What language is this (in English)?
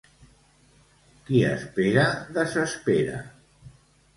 Catalan